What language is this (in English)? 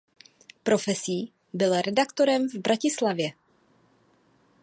Czech